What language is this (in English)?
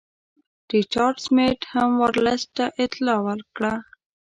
Pashto